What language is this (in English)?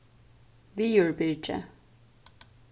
Faroese